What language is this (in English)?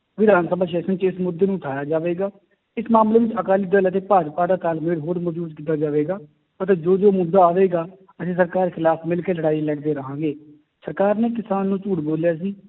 Punjabi